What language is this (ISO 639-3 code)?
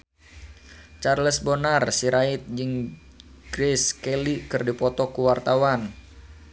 sun